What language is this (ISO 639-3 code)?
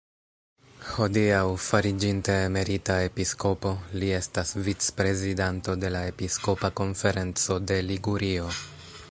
epo